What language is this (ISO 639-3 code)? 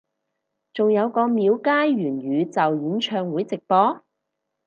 yue